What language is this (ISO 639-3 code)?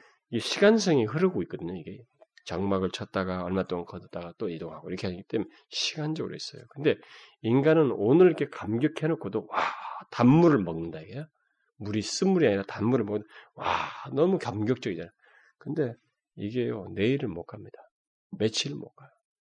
kor